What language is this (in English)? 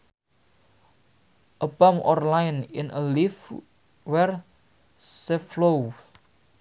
Sundanese